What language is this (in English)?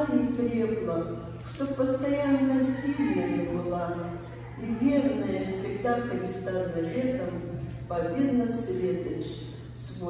Russian